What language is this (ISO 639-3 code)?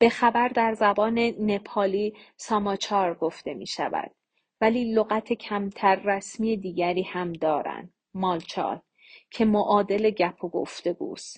fas